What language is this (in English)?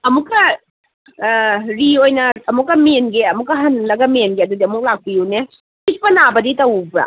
Manipuri